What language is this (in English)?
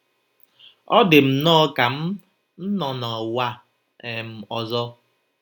Igbo